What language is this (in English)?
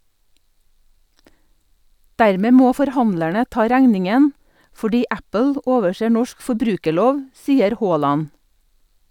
Norwegian